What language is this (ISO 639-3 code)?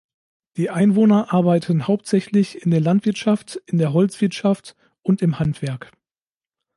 deu